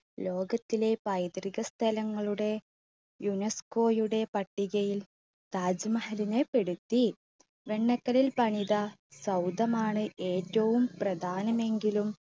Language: Malayalam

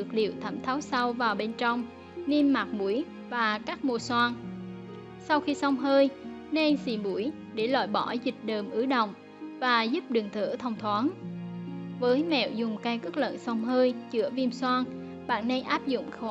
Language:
Vietnamese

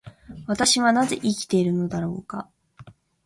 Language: Japanese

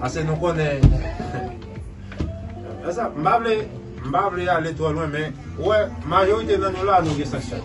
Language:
French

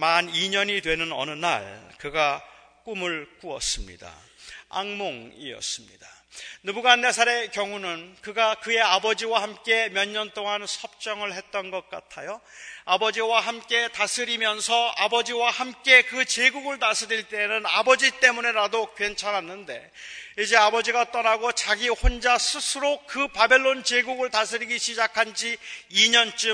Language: Korean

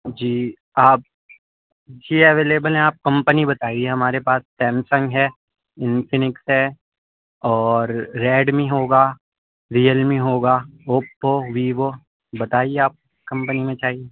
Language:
Urdu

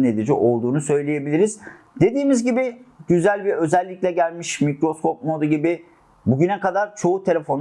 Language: Turkish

